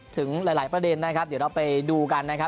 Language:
Thai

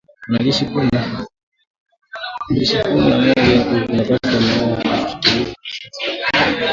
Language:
Swahili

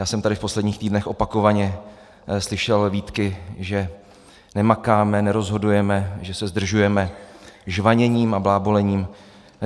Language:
Czech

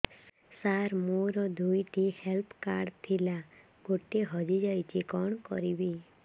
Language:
Odia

